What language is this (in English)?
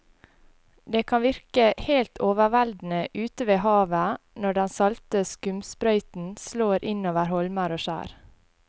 Norwegian